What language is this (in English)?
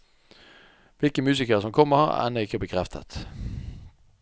Norwegian